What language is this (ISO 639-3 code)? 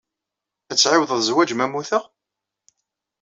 kab